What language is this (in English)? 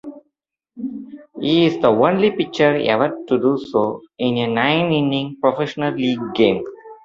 English